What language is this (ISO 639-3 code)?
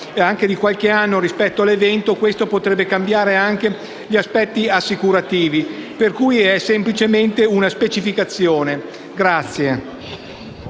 ita